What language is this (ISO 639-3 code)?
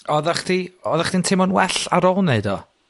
cym